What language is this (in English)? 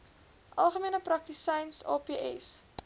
Afrikaans